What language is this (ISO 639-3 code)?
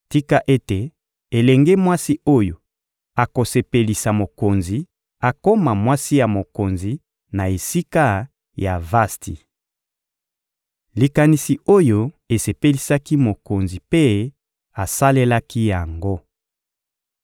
lin